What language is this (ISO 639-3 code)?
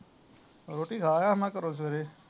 pan